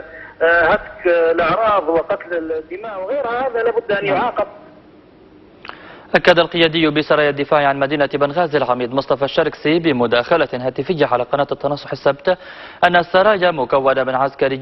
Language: Arabic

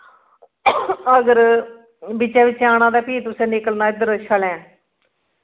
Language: Dogri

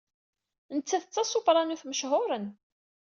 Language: Kabyle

